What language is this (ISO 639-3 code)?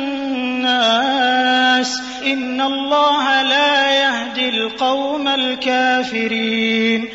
ara